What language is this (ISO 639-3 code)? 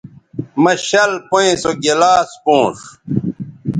btv